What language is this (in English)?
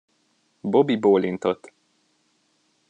Hungarian